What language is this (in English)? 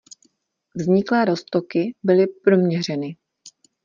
Czech